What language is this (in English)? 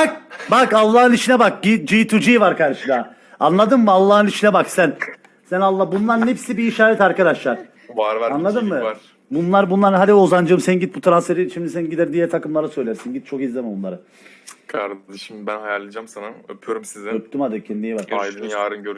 Turkish